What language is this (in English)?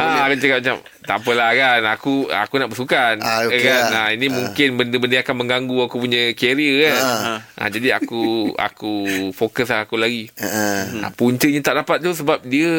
Malay